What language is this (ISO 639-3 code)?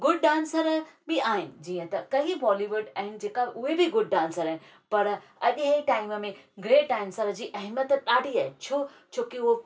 snd